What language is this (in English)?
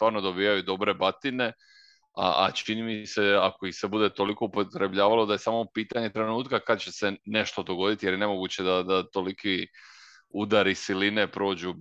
Croatian